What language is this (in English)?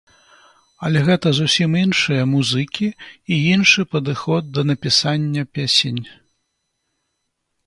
Belarusian